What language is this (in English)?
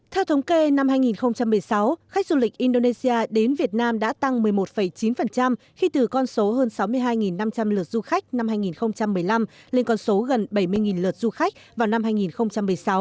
Vietnamese